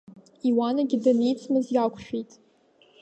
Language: Abkhazian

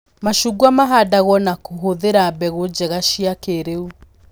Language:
Kikuyu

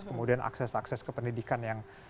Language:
Indonesian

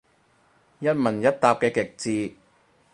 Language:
Cantonese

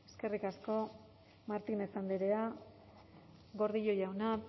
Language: Basque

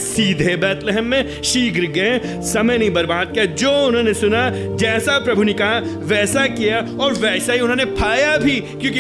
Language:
Hindi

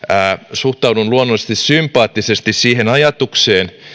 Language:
Finnish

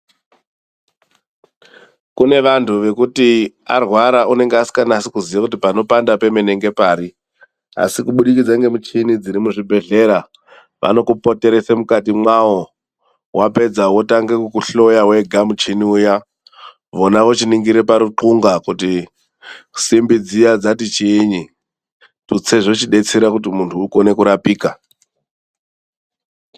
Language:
Ndau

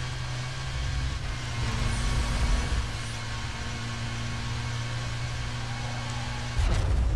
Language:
German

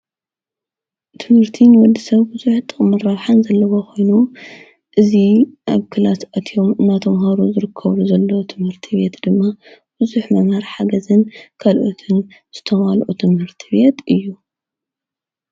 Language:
Tigrinya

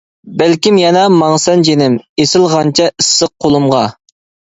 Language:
Uyghur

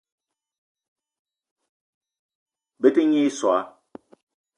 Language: Eton (Cameroon)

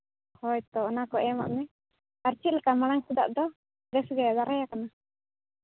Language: Santali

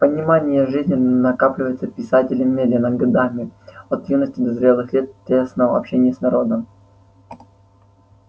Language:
Russian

